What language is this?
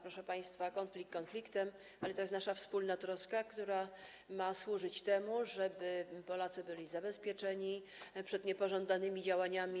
Polish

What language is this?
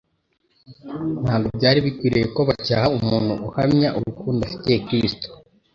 Kinyarwanda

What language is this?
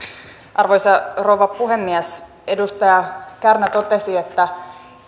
Finnish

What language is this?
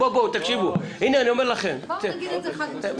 Hebrew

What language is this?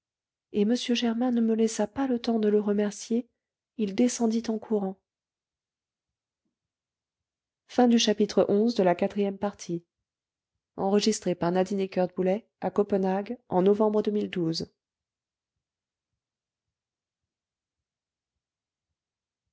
French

